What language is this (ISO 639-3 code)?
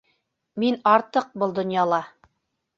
bak